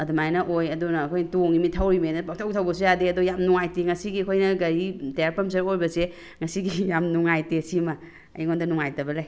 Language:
Manipuri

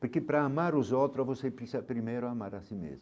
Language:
Portuguese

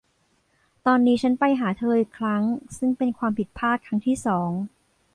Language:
Thai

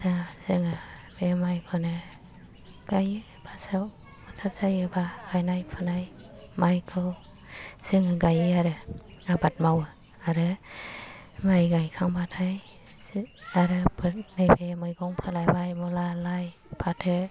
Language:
Bodo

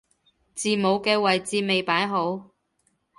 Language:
Cantonese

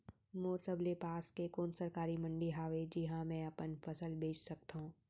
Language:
Chhattisgarhi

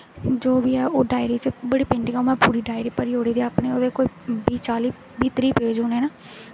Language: Dogri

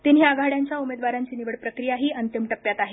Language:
Marathi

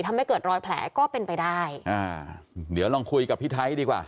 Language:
Thai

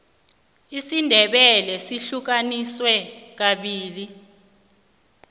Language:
South Ndebele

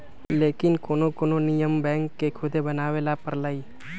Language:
Magahi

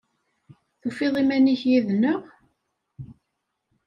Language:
Kabyle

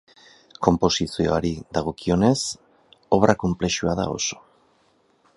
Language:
Basque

